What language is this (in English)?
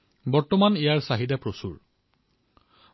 Assamese